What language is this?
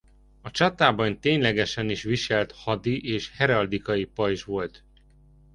Hungarian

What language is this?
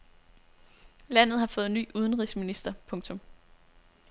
Danish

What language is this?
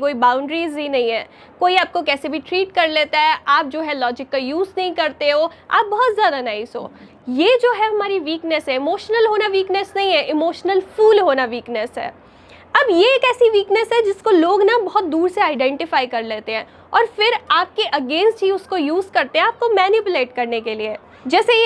Hindi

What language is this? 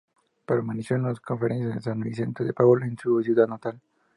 Spanish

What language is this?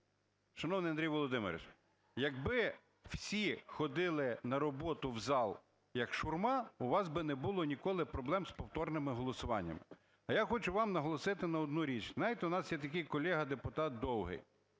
Ukrainian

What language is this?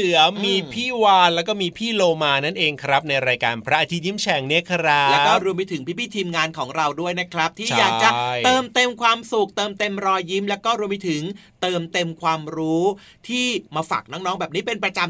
Thai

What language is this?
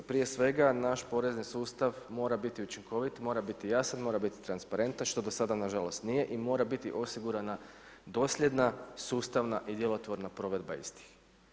Croatian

